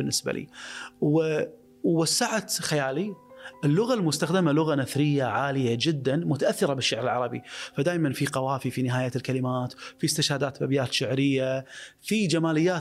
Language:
Arabic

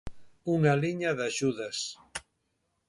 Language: Galician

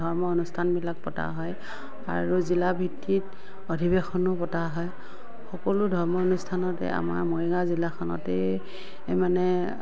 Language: Assamese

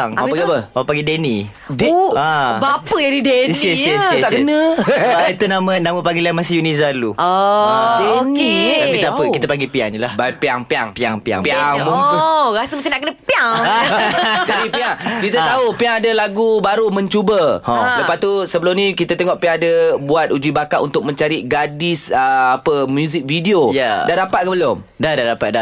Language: Malay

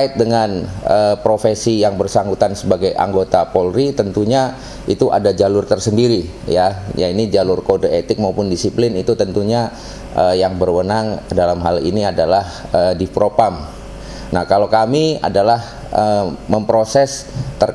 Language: Indonesian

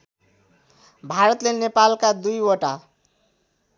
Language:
Nepali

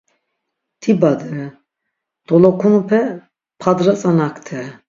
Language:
Laz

